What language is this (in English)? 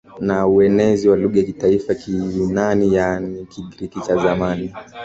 Swahili